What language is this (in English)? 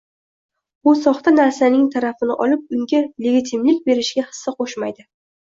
Uzbek